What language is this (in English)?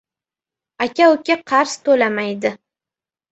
Uzbek